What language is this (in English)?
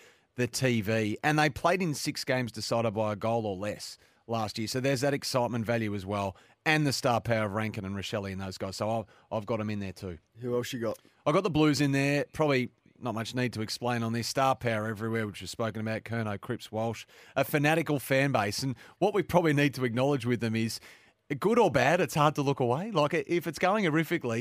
English